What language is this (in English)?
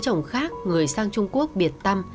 Vietnamese